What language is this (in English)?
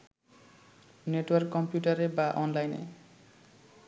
Bangla